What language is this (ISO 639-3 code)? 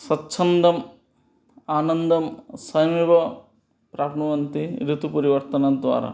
san